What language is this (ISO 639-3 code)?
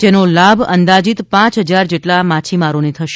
guj